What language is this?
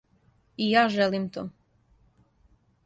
Serbian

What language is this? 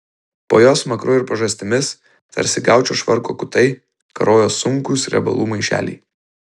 Lithuanian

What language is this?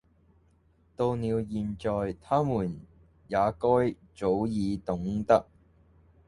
Cantonese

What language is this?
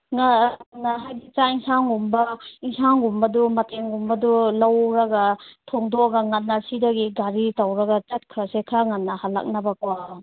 Manipuri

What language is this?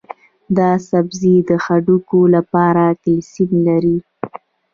Pashto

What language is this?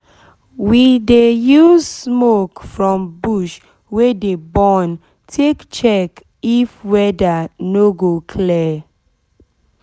Nigerian Pidgin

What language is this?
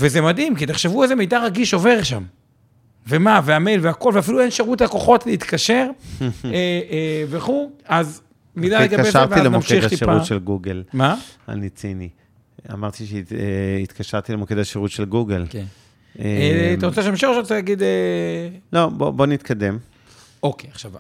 Hebrew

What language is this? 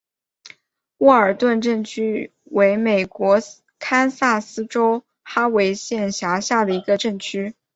Chinese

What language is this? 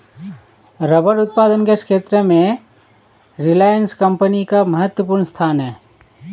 Hindi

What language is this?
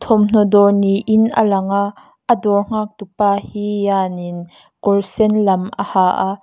Mizo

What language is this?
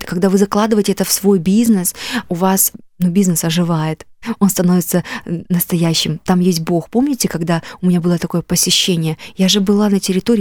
Russian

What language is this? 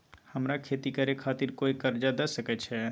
Maithili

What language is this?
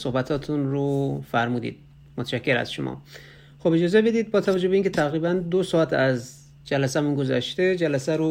Persian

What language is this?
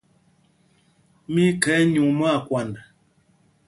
Mpumpong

